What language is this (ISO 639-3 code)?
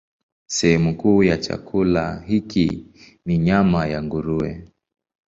swa